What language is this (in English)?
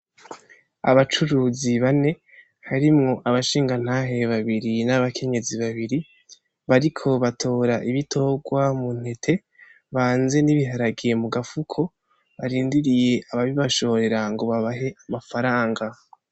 Rundi